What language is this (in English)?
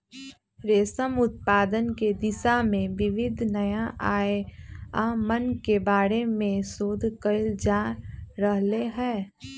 Magahi